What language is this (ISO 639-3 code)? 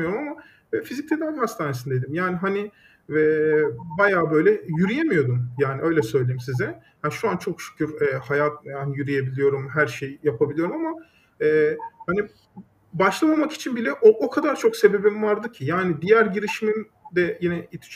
tur